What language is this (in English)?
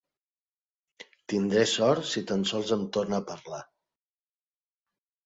Catalan